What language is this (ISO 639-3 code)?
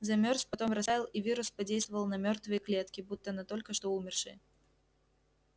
rus